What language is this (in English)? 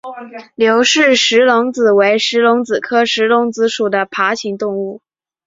Chinese